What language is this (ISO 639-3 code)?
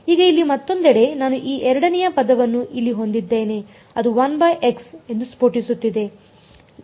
kan